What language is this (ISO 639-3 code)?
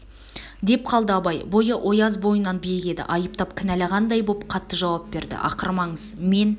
kaz